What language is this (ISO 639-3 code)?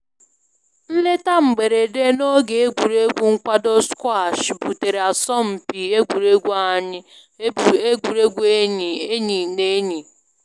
ibo